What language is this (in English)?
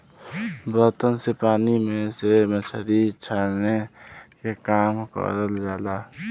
Bhojpuri